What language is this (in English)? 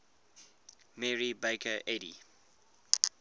English